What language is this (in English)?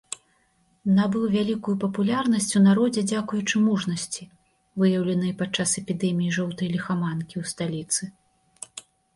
Belarusian